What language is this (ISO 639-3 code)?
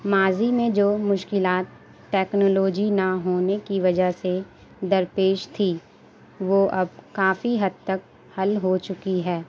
urd